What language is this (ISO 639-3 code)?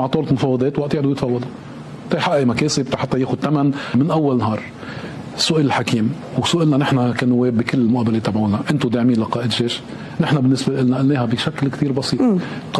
ara